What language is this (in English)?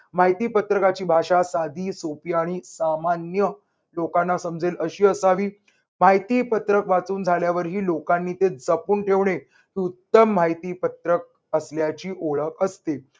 Marathi